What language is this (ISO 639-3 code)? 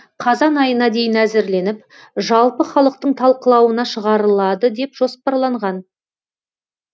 kaz